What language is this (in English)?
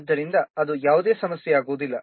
Kannada